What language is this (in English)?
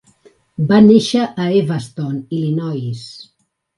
Catalan